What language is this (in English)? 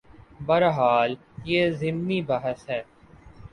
Urdu